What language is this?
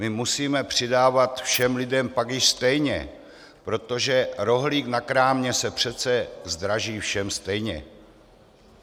Czech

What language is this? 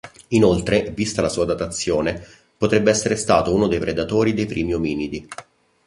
Italian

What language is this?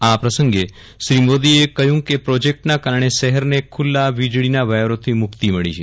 Gujarati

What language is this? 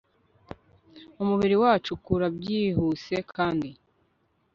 Kinyarwanda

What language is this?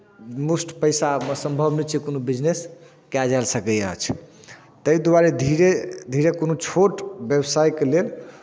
Maithili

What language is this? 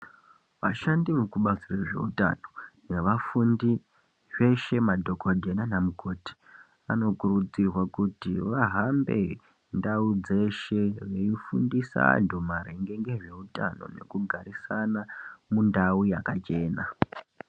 Ndau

